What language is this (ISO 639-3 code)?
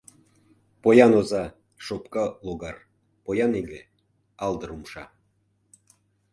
chm